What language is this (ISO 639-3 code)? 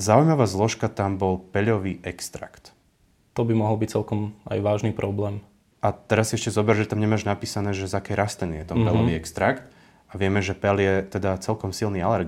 slk